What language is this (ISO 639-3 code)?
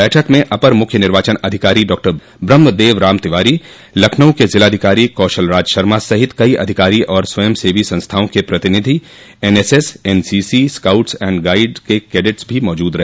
hin